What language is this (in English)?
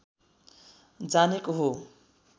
Nepali